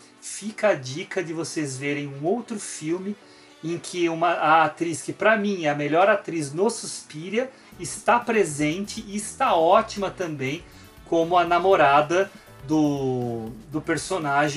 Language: Portuguese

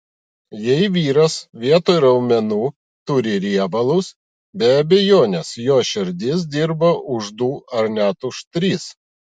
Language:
Lithuanian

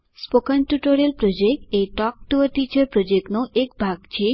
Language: Gujarati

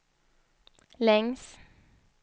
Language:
Swedish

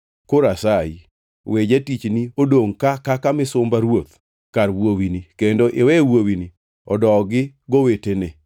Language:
Luo (Kenya and Tanzania)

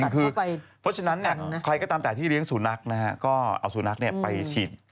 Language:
Thai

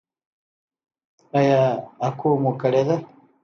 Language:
Pashto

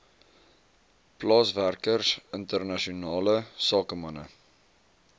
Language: Afrikaans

